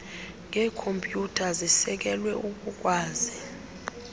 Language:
Xhosa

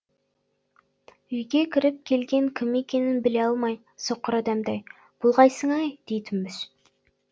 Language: Kazakh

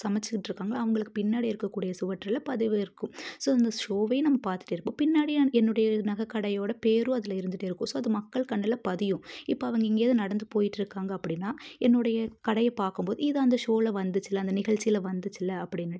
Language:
Tamil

